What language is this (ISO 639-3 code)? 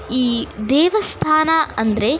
kan